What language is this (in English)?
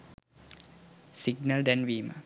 Sinhala